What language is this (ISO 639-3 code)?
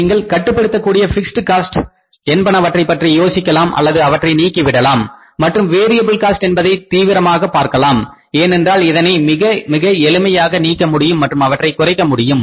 tam